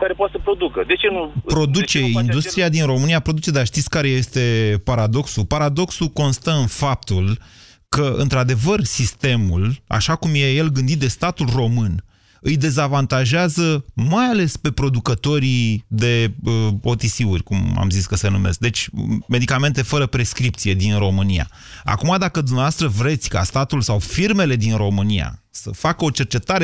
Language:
Romanian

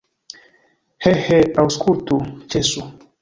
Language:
Esperanto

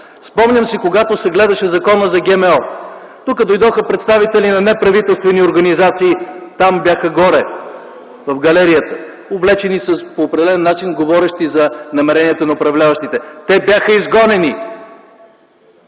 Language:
Bulgarian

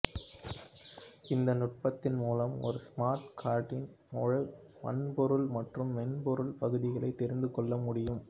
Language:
Tamil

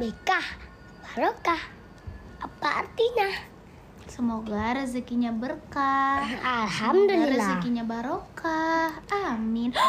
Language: Indonesian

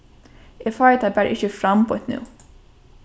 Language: Faroese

